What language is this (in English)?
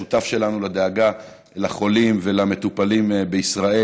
Hebrew